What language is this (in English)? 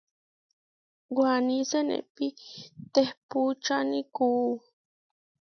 Huarijio